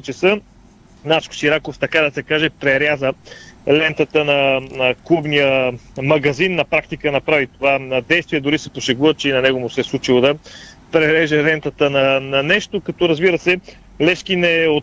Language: Bulgarian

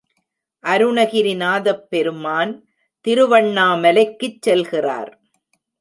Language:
Tamil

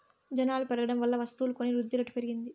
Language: Telugu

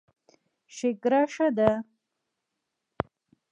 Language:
Pashto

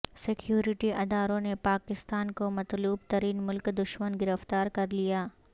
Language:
Urdu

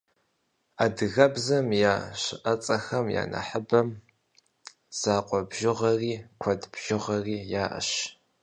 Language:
Kabardian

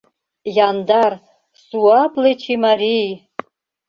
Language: Mari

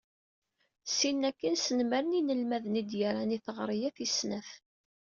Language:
Kabyle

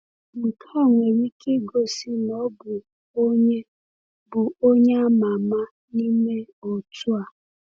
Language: Igbo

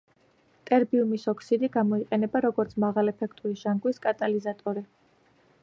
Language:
Georgian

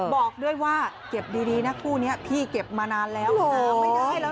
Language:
Thai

